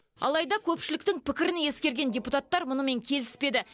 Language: Kazakh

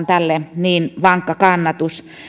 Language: Finnish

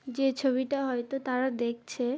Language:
Bangla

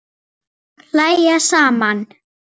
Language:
Icelandic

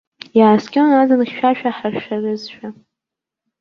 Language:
Abkhazian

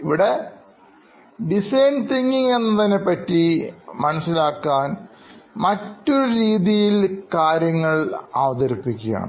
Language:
Malayalam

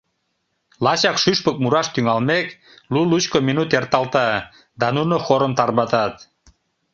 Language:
Mari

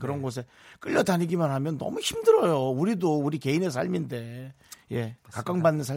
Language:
Korean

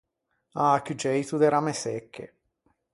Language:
Ligurian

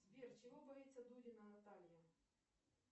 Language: Russian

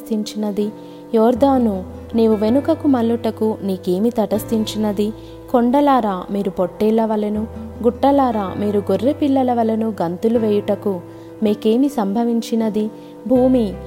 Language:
Telugu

